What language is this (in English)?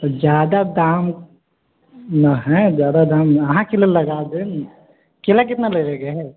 Maithili